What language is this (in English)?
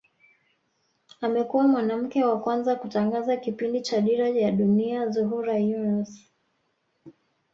Swahili